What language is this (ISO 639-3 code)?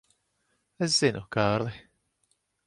lav